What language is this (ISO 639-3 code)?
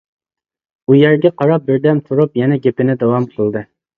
uig